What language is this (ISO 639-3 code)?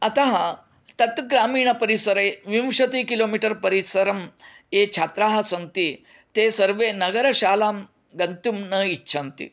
san